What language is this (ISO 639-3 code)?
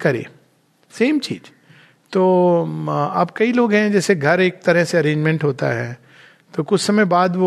hin